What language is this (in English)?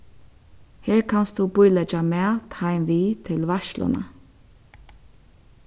Faroese